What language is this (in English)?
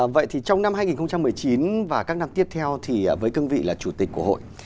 Vietnamese